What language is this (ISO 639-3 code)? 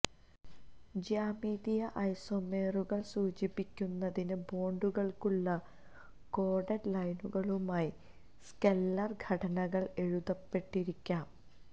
mal